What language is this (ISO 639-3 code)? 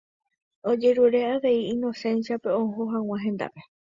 grn